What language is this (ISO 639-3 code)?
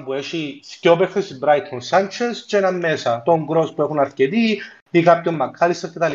ell